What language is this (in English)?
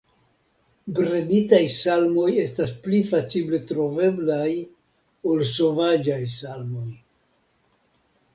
Esperanto